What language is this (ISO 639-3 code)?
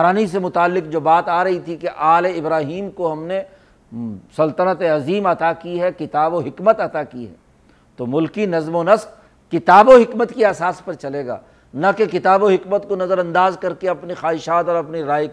urd